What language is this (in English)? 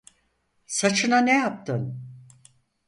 Turkish